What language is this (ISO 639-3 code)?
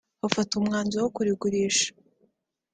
kin